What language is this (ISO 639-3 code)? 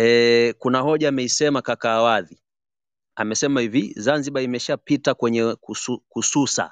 swa